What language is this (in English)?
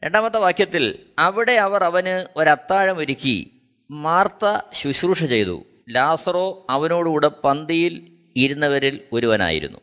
Malayalam